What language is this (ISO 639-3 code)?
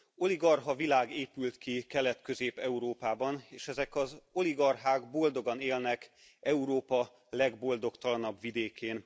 hun